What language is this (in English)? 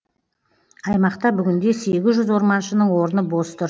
Kazakh